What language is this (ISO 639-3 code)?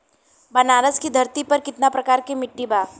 bho